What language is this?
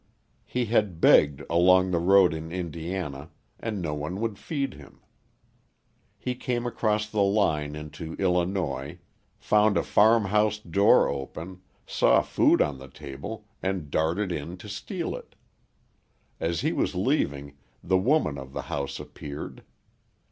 English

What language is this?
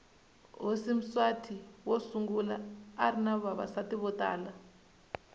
Tsonga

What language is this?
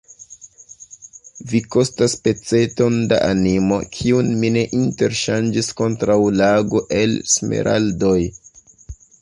Esperanto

